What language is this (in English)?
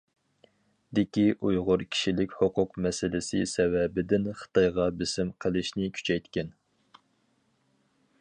Uyghur